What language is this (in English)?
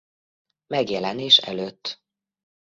Hungarian